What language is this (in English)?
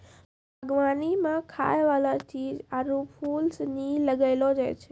Maithili